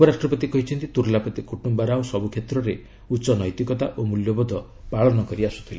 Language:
Odia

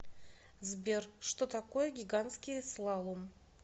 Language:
Russian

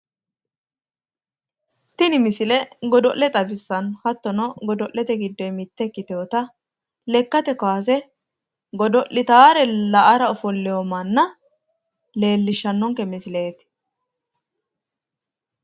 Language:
Sidamo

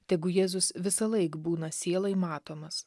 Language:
Lithuanian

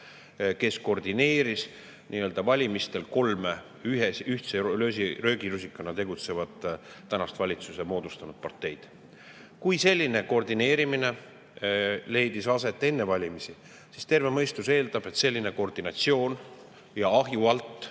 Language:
Estonian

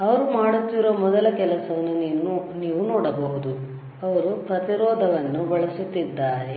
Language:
Kannada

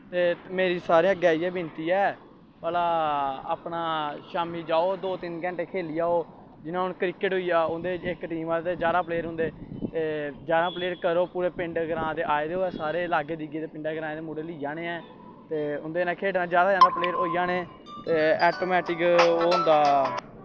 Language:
Dogri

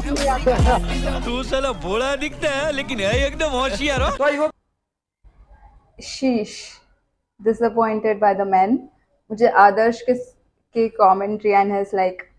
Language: English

